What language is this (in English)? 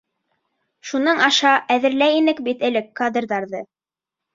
Bashkir